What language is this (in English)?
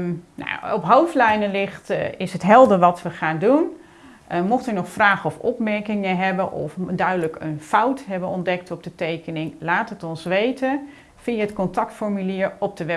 Dutch